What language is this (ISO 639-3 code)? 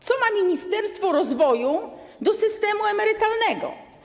pol